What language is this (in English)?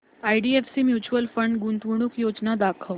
Marathi